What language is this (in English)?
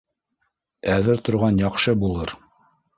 Bashkir